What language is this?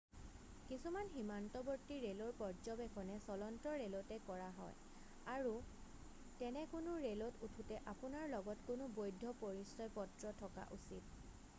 Assamese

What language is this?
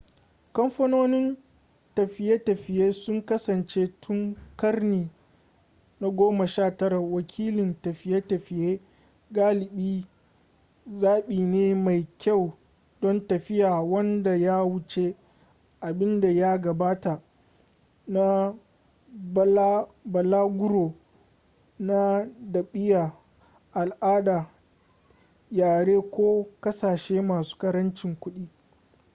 Hausa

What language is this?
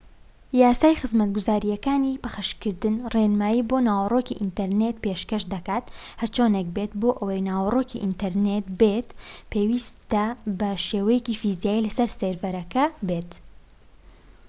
Central Kurdish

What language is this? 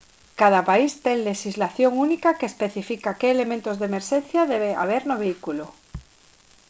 Galician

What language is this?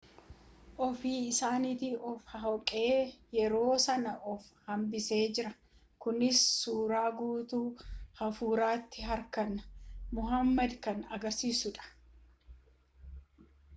Oromo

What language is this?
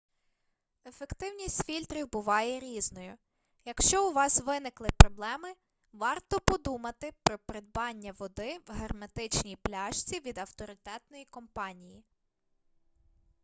Ukrainian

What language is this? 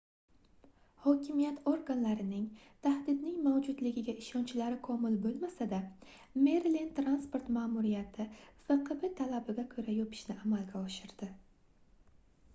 Uzbek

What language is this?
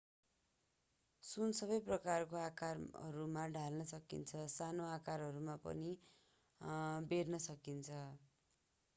Nepali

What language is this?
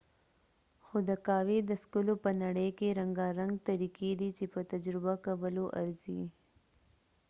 Pashto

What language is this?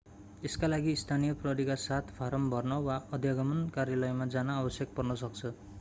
Nepali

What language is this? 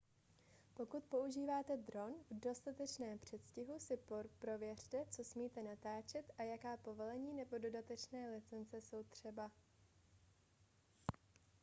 Czech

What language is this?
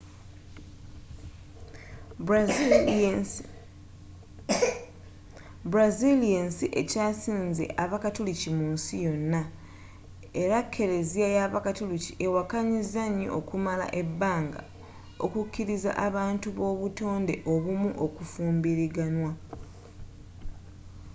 Ganda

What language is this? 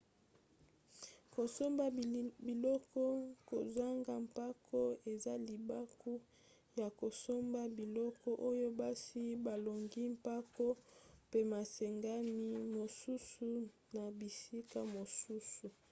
Lingala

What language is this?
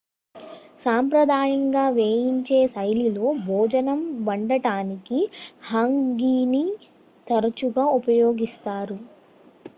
Telugu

